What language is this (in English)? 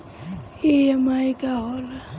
Bhojpuri